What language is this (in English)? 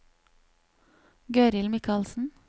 Norwegian